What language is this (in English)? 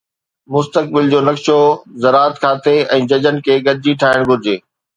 Sindhi